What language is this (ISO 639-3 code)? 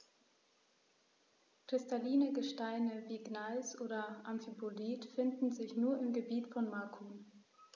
deu